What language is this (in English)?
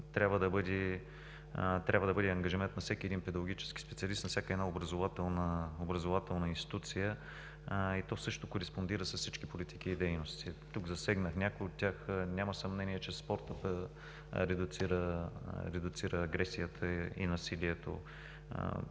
Bulgarian